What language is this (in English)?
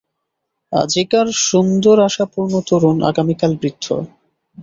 Bangla